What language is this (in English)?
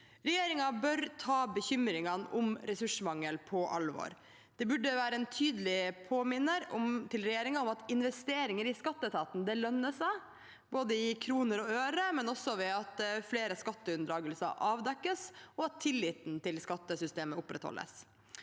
Norwegian